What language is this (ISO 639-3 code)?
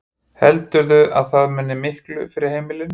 isl